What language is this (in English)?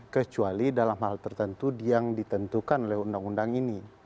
Indonesian